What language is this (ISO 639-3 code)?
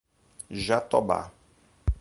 por